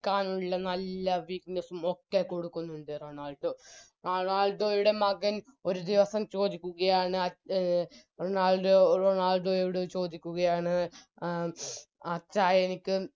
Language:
Malayalam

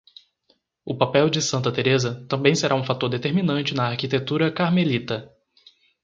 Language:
Portuguese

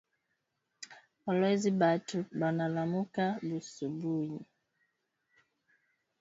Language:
Swahili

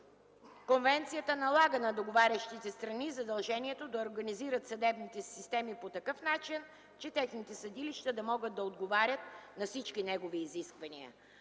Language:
Bulgarian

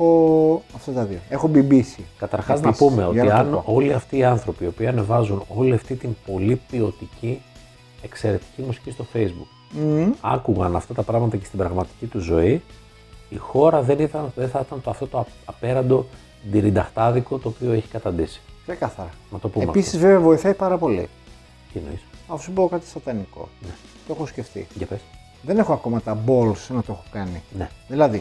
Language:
Greek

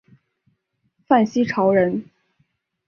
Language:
Chinese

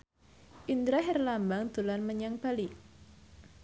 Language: Javanese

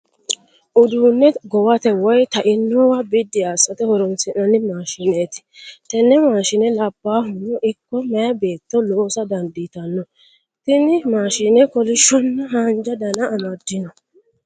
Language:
Sidamo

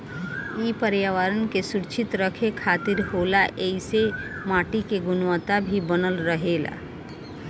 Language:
Bhojpuri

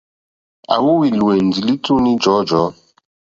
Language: Mokpwe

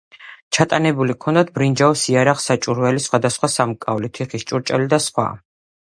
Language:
Georgian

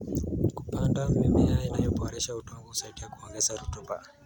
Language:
Kalenjin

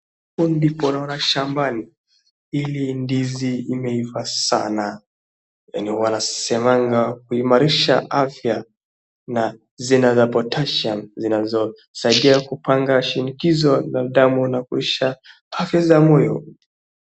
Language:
Swahili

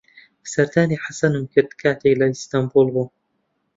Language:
Central Kurdish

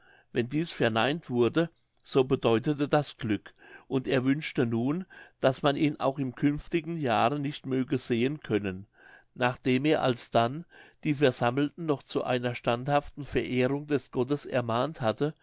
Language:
German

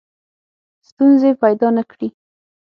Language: Pashto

